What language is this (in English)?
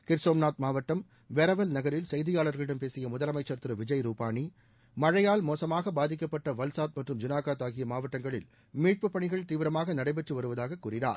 Tamil